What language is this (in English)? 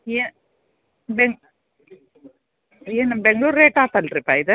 Kannada